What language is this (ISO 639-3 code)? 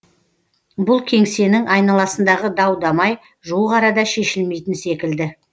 kaz